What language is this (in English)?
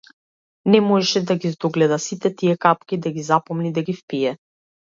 Macedonian